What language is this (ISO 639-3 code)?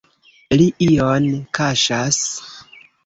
epo